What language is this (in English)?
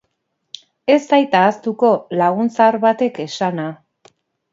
Basque